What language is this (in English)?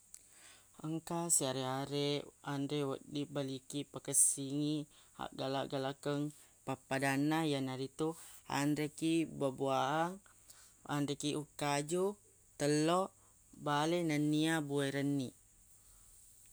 Buginese